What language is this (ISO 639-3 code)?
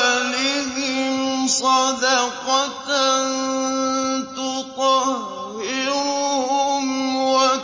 ara